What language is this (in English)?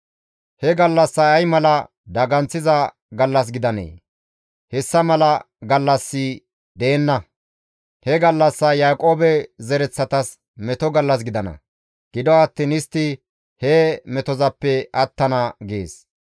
Gamo